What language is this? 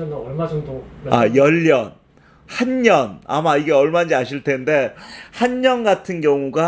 Korean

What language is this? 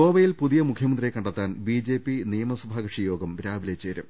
Malayalam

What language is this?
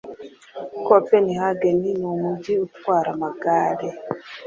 Kinyarwanda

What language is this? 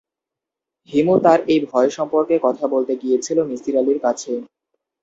Bangla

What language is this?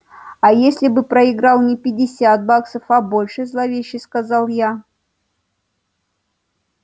Russian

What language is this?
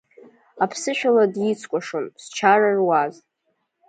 Abkhazian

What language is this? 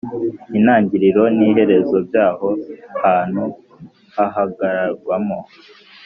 Kinyarwanda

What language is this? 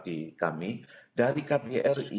Indonesian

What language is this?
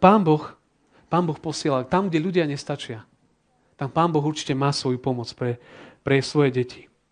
Slovak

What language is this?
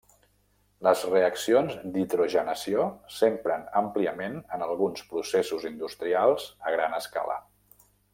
Catalan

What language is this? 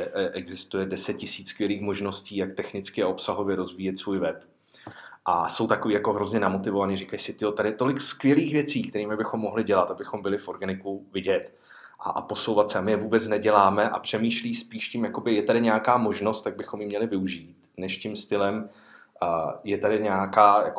Czech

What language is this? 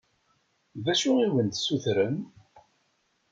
Kabyle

